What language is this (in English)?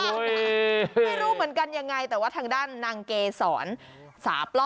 Thai